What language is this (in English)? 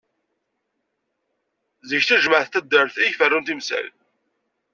Kabyle